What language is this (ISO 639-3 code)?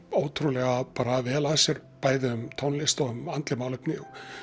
isl